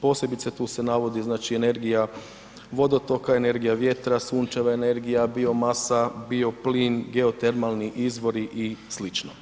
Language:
Croatian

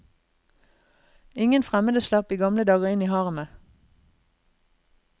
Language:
Norwegian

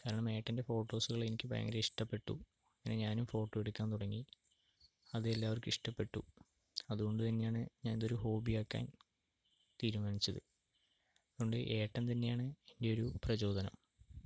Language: Malayalam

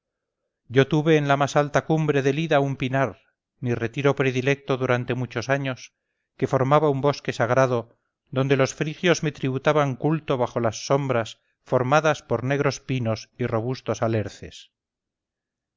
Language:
Spanish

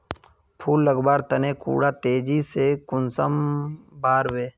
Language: Magahi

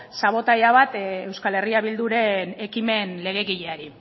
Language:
Basque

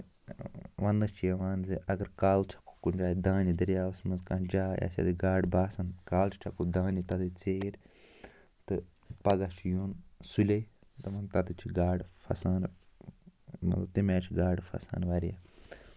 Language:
Kashmiri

